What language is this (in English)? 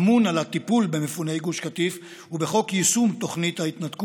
Hebrew